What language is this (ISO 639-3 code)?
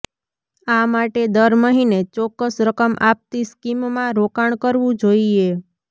guj